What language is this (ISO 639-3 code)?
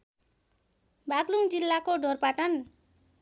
nep